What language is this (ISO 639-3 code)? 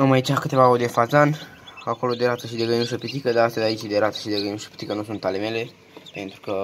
ron